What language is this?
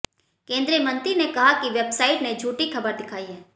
Hindi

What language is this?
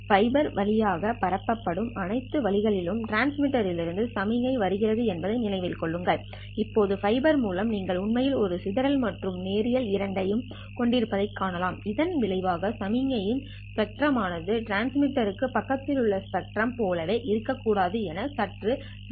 Tamil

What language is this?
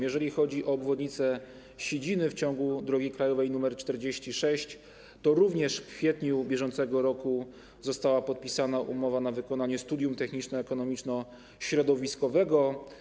Polish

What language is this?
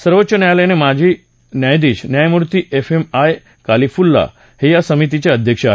Marathi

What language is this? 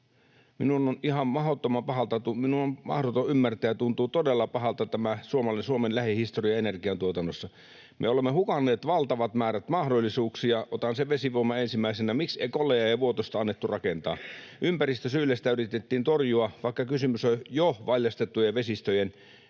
Finnish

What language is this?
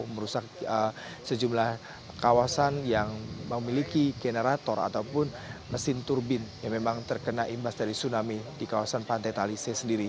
Indonesian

